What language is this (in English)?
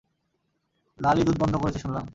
Bangla